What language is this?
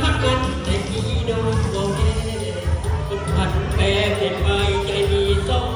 Thai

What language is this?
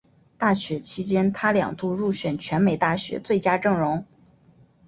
Chinese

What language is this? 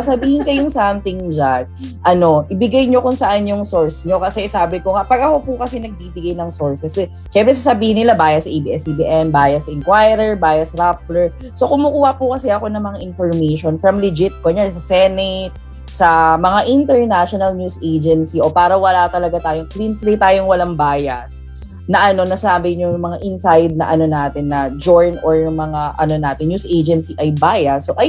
Filipino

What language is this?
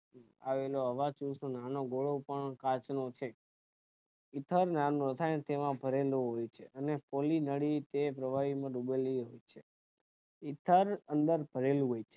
Gujarati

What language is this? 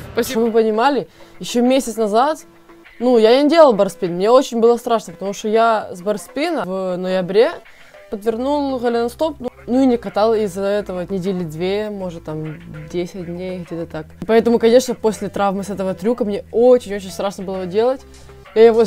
Russian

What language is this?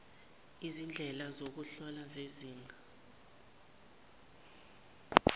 Zulu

